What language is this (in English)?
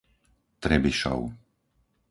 Slovak